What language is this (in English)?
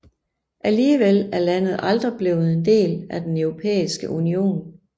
Danish